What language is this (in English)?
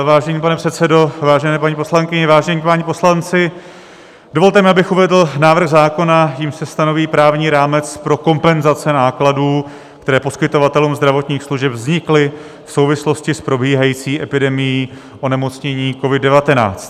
Czech